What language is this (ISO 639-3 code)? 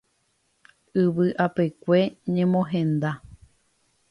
grn